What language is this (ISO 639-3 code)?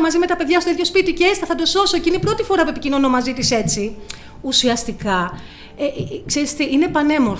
ell